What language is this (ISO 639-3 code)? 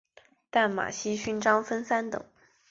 zho